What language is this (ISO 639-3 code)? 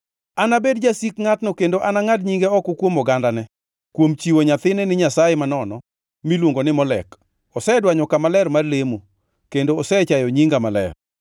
luo